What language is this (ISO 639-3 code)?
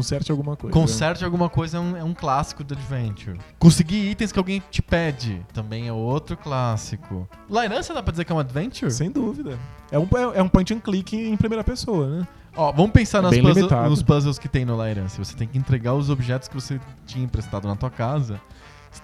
por